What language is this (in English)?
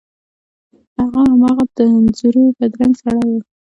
Pashto